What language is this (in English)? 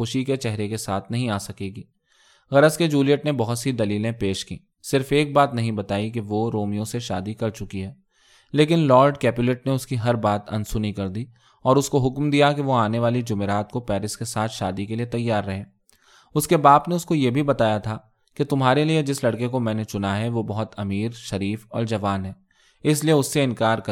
Urdu